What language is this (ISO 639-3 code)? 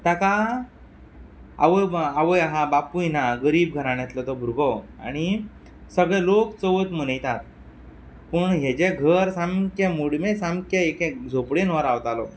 kok